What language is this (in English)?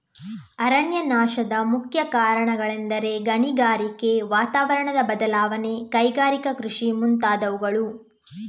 Kannada